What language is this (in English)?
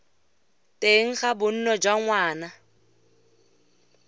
Tswana